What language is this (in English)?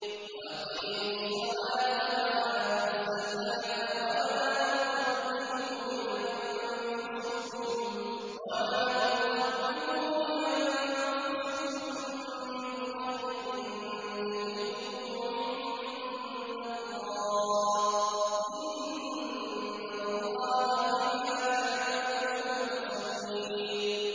Arabic